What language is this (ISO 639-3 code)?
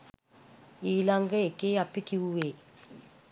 sin